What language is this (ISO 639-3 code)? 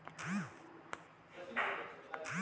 kan